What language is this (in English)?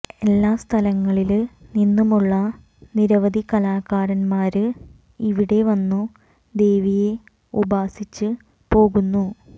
Malayalam